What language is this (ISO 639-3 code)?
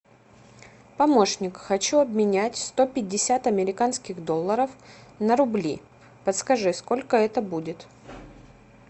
rus